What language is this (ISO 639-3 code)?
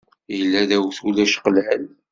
kab